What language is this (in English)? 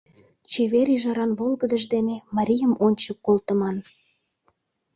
Mari